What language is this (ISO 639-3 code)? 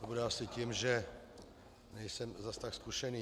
ces